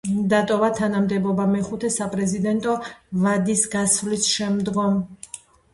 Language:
Georgian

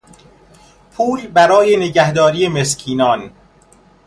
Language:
Persian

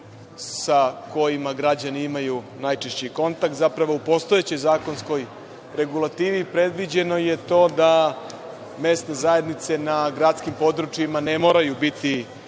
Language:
Serbian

